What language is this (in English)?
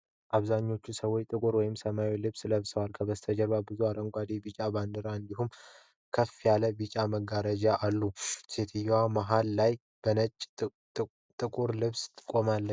Amharic